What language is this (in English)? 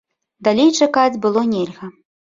Belarusian